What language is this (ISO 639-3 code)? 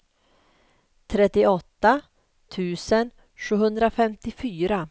swe